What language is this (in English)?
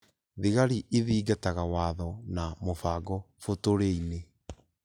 Kikuyu